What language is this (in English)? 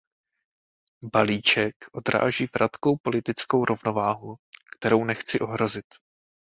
Czech